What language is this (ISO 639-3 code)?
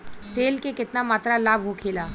bho